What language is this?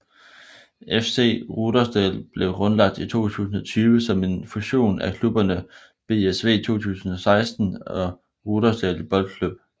Danish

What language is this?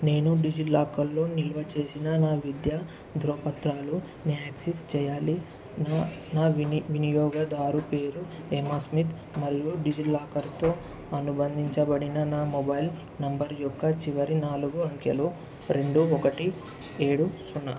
Telugu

